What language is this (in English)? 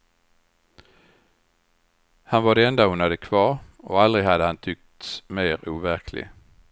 Swedish